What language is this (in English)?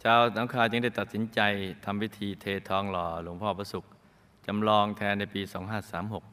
Thai